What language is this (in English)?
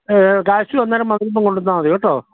Malayalam